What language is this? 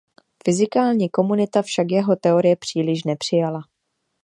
Czech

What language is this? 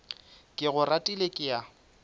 Northern Sotho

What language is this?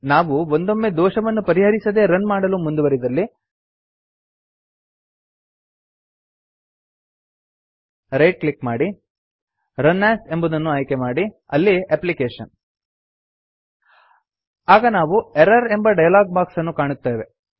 Kannada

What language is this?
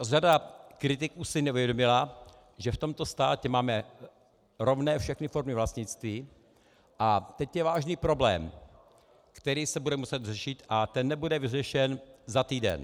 Czech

